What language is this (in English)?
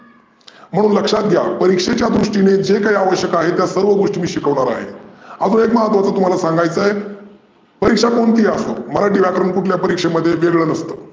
Marathi